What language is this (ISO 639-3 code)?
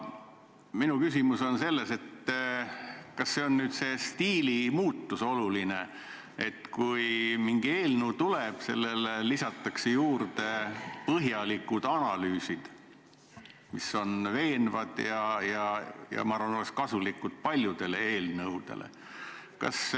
est